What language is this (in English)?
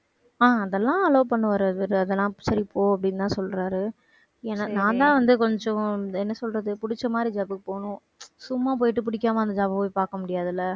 Tamil